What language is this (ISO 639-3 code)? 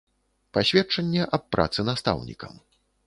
bel